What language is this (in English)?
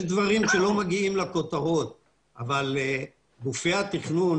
Hebrew